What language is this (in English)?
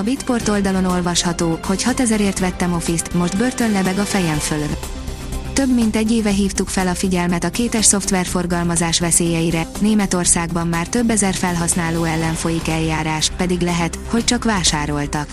Hungarian